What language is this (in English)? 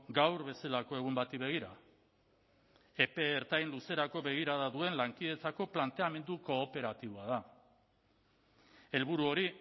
Basque